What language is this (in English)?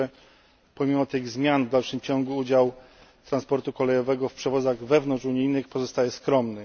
Polish